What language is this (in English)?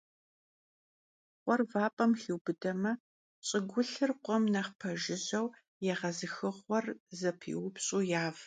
Kabardian